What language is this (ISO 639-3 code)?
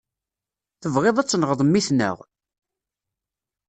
kab